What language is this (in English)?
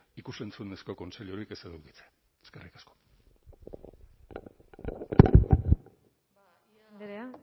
Basque